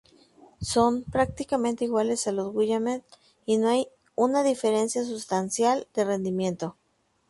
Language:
Spanish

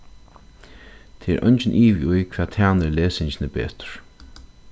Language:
Faroese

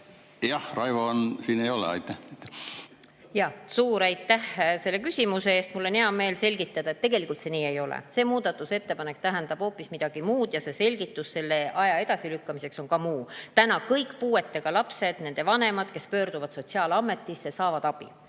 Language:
Estonian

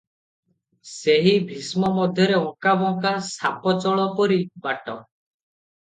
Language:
Odia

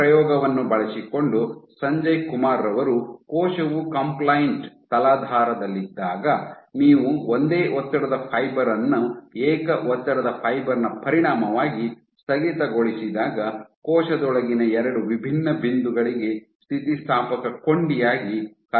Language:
Kannada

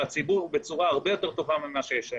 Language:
Hebrew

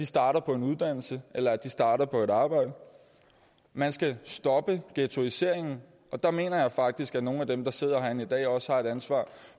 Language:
Danish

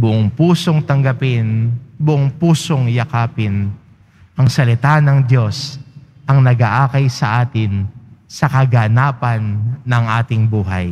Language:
Filipino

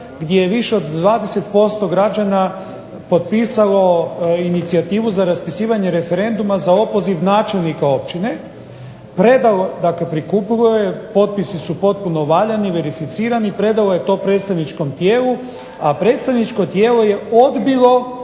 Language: Croatian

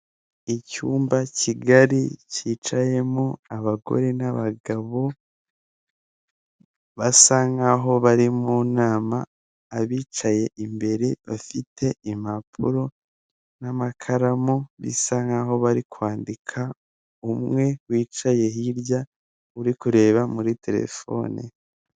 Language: Kinyarwanda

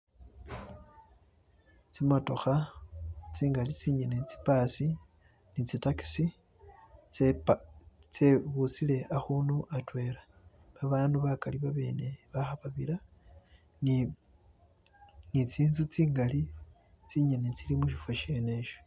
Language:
Masaaba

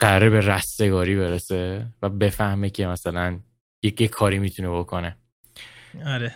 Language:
Persian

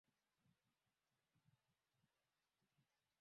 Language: Swahili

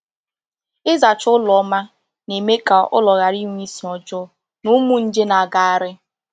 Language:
Igbo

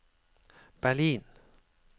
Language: Norwegian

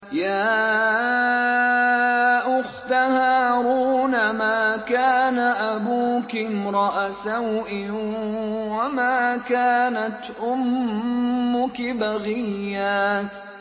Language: Arabic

